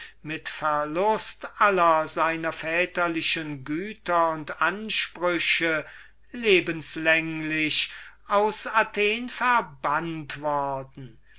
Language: German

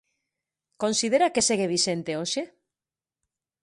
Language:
Galician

